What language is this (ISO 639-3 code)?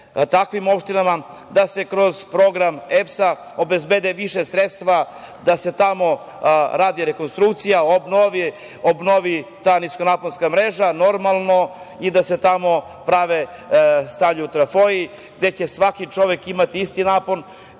srp